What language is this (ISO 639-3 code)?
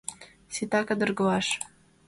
chm